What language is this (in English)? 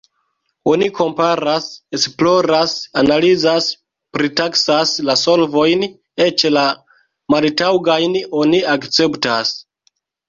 Esperanto